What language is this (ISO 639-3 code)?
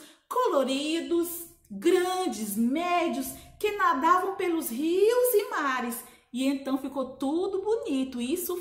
por